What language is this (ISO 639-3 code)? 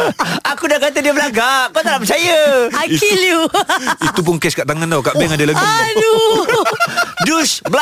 msa